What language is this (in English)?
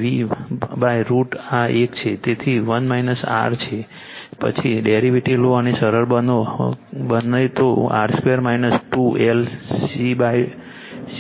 Gujarati